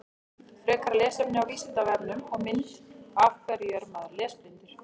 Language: Icelandic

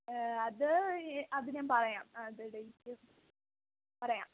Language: Malayalam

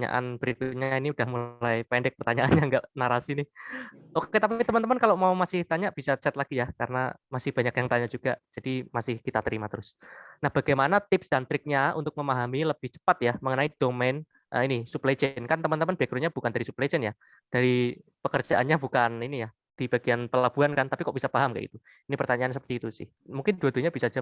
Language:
Indonesian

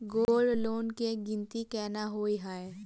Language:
Maithili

